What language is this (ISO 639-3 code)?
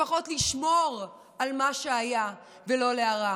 heb